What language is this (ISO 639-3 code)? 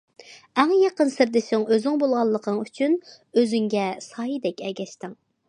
uig